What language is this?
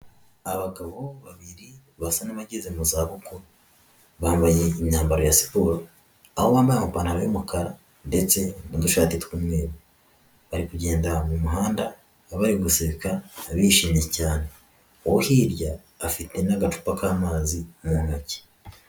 Kinyarwanda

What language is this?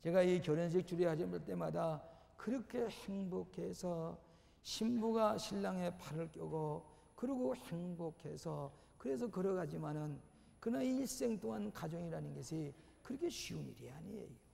Korean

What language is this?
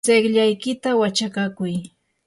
Yanahuanca Pasco Quechua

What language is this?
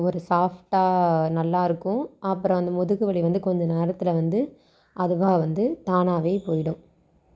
Tamil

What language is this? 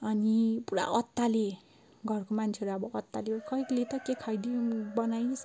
Nepali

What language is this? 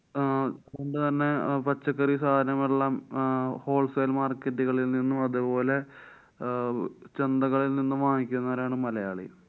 Malayalam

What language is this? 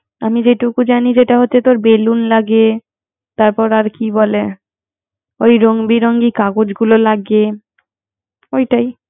Bangla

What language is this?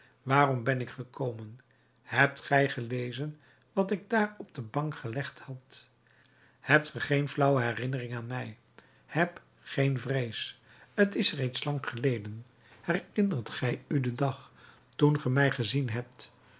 Dutch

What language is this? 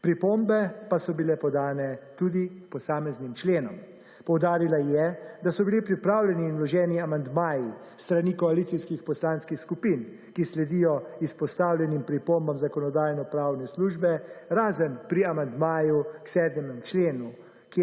Slovenian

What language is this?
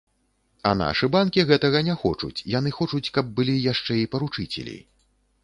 Belarusian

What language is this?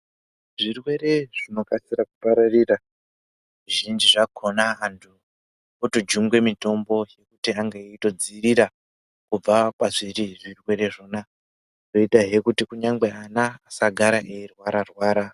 Ndau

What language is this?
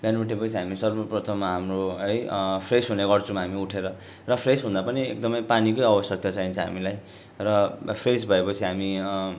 Nepali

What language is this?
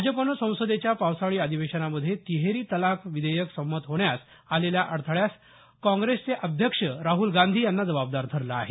Marathi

